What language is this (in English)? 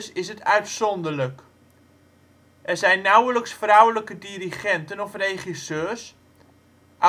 Dutch